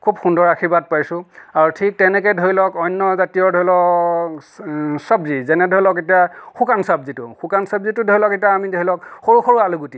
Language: Assamese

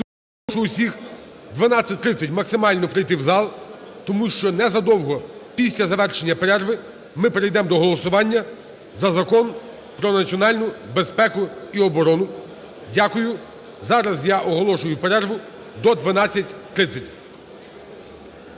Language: Ukrainian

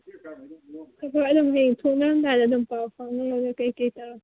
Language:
Manipuri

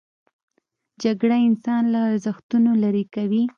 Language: Pashto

